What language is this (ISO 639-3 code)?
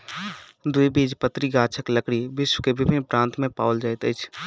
mai